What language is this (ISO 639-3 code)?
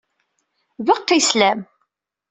kab